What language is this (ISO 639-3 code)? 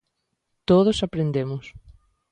glg